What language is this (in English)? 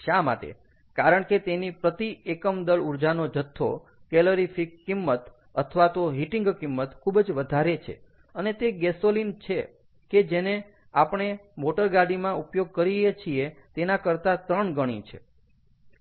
Gujarati